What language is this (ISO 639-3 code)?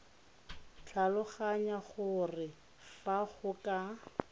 tsn